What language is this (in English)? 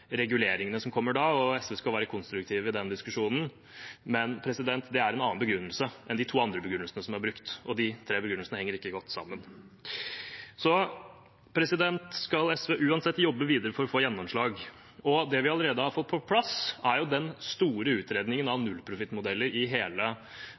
Norwegian Bokmål